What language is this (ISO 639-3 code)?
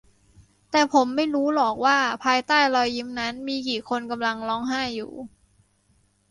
tha